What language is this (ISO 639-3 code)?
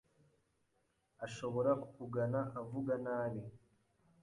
kin